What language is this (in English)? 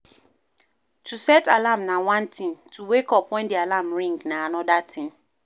Nigerian Pidgin